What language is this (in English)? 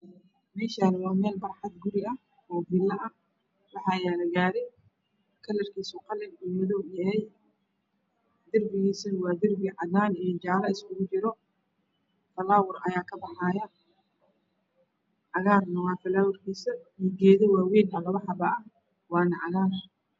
Somali